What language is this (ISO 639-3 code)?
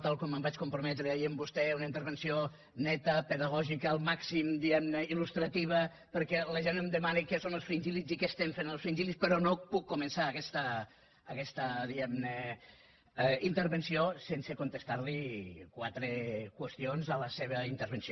cat